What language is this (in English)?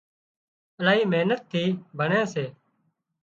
Wadiyara Koli